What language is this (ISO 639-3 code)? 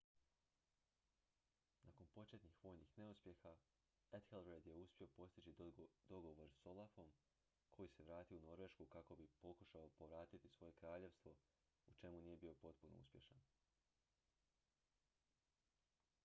hrv